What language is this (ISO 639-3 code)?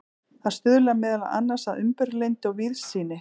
isl